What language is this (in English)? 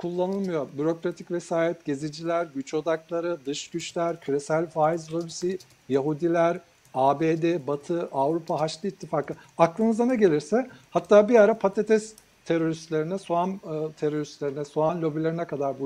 Turkish